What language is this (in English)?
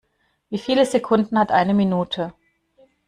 German